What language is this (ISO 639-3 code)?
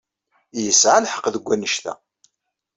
kab